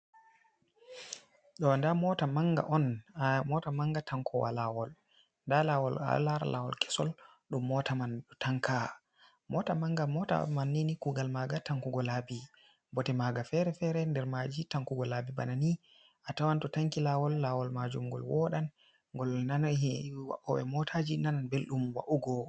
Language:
Fula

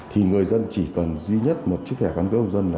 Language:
Vietnamese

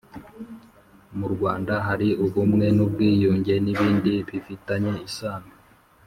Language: Kinyarwanda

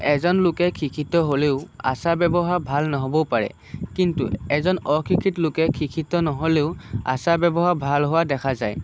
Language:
Assamese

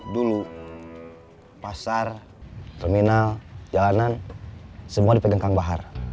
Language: Indonesian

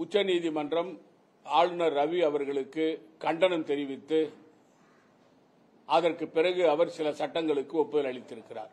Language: Tamil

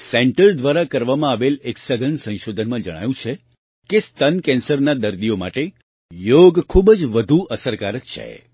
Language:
Gujarati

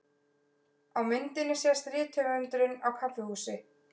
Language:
Icelandic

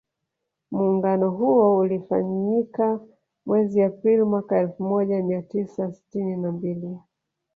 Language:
Swahili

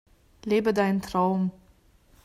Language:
German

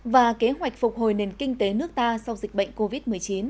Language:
Vietnamese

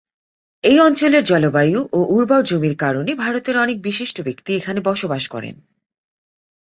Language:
Bangla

